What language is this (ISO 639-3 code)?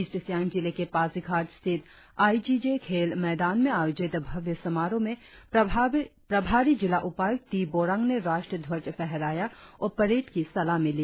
hin